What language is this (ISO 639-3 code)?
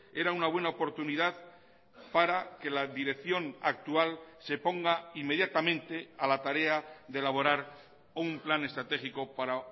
spa